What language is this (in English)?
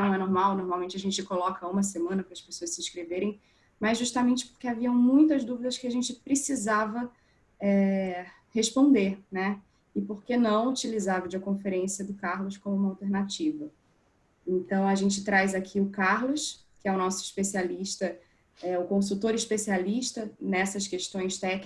Portuguese